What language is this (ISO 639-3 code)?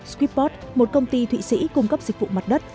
vie